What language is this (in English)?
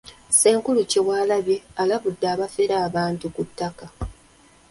Ganda